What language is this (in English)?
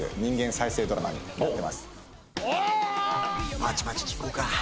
Japanese